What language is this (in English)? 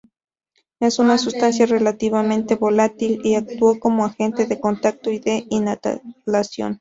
Spanish